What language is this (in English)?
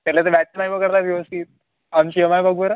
Marathi